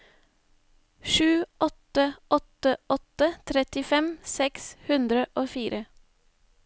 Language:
Norwegian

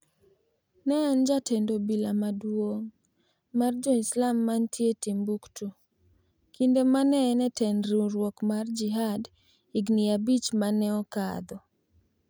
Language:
Luo (Kenya and Tanzania)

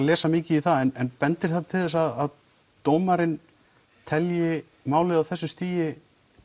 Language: Icelandic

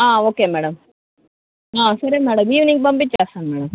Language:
Telugu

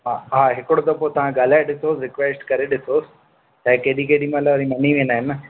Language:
Sindhi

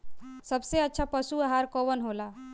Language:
Bhojpuri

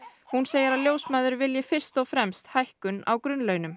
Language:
Icelandic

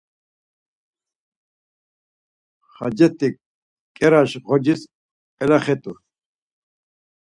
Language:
Laz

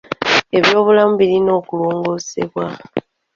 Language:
Ganda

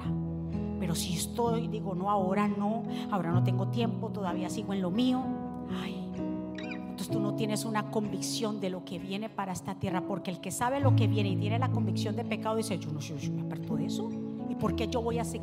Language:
Spanish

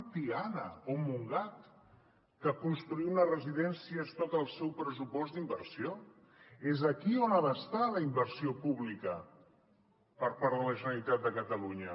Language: Catalan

